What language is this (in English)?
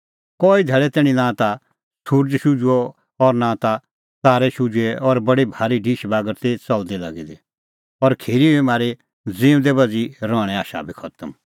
Kullu Pahari